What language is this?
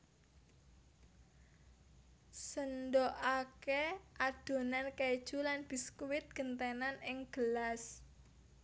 Javanese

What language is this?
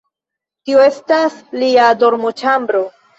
Esperanto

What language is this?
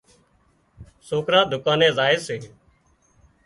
Wadiyara Koli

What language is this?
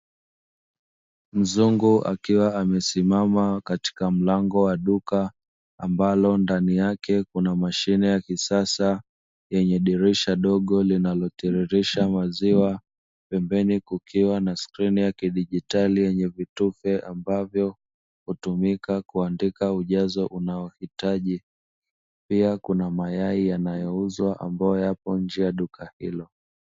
Swahili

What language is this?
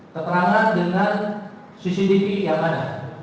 Indonesian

